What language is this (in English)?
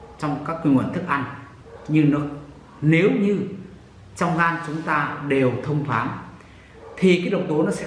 Vietnamese